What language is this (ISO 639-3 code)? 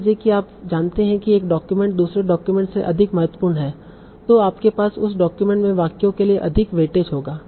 hin